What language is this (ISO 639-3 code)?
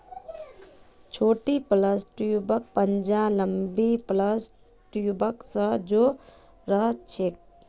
mag